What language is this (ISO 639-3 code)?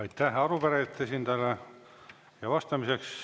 est